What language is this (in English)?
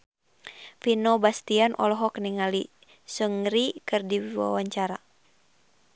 Sundanese